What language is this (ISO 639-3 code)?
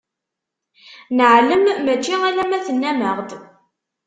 kab